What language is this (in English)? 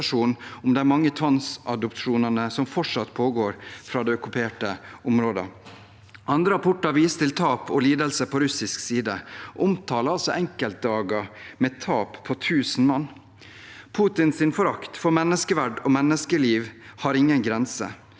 Norwegian